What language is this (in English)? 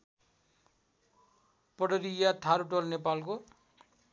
Nepali